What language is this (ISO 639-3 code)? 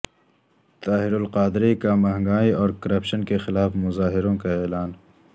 urd